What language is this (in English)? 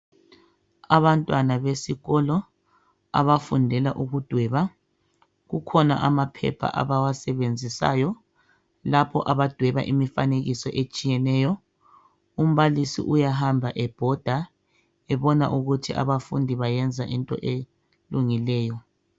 North Ndebele